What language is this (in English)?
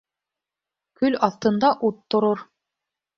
Bashkir